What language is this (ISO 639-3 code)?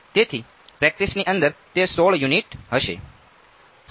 guj